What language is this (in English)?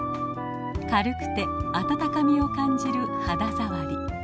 Japanese